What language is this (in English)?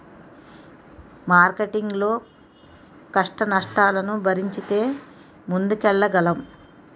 Telugu